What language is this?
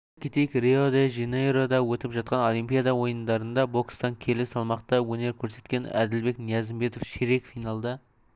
Kazakh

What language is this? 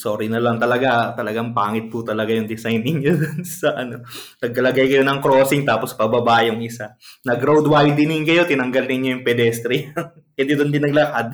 Filipino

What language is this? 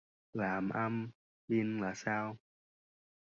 Vietnamese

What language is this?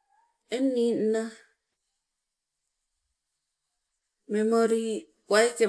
Sibe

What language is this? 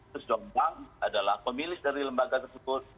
Indonesian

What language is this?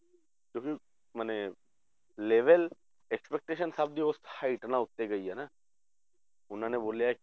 Punjabi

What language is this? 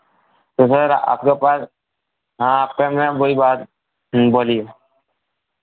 Hindi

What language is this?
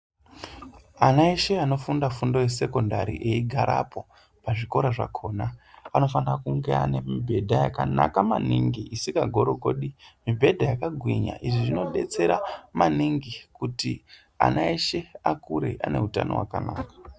Ndau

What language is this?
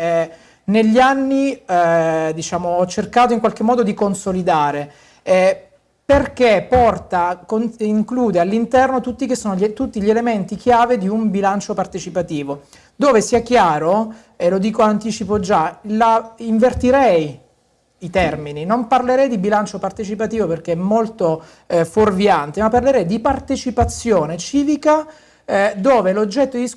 Italian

